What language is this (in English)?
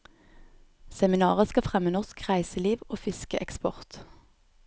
Norwegian